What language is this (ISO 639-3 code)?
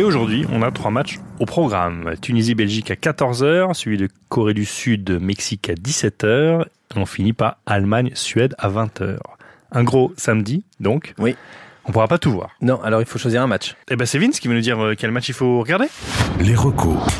fra